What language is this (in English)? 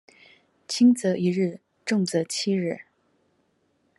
Chinese